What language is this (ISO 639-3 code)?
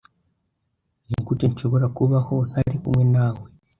kin